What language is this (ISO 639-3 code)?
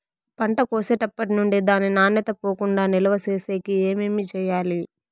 tel